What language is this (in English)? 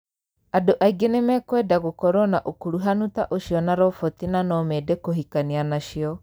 Kikuyu